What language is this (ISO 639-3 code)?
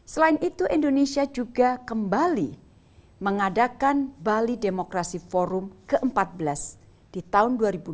ind